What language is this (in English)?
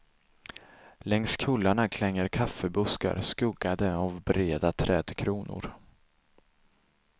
Swedish